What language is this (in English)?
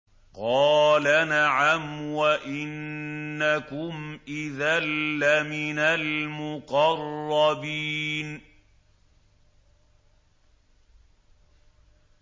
Arabic